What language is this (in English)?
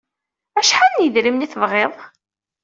Kabyle